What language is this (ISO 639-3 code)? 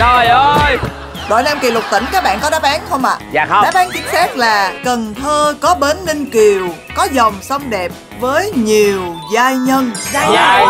vie